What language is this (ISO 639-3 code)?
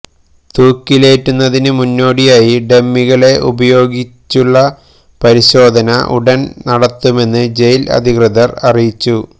mal